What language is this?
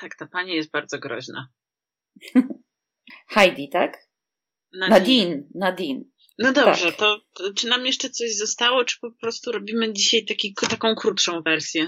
Polish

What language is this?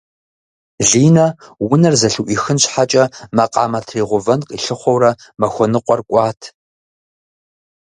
Kabardian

